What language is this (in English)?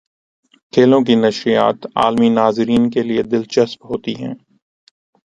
Urdu